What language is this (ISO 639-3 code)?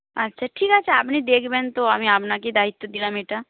ben